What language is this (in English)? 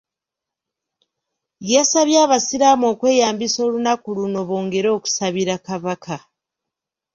Ganda